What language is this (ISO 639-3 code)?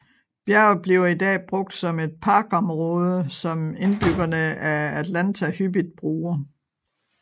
dan